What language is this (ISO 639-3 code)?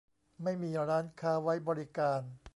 tha